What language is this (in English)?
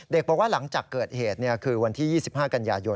Thai